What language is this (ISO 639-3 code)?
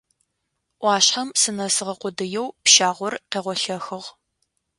ady